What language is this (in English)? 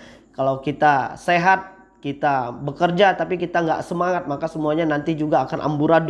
Indonesian